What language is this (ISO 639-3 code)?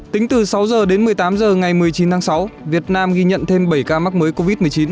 vie